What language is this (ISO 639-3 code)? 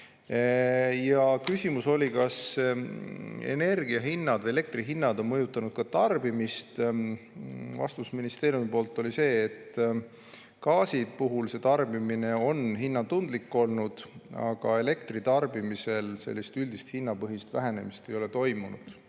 est